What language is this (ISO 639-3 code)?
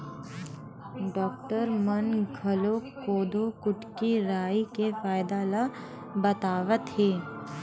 hne